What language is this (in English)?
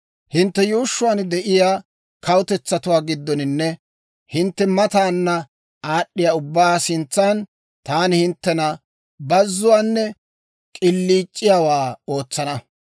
Dawro